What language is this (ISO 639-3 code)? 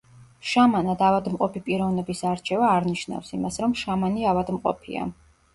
kat